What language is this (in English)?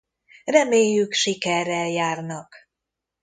Hungarian